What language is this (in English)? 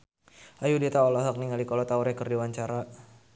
Sundanese